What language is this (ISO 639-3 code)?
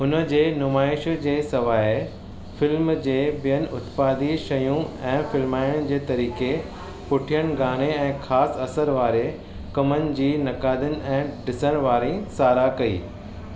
snd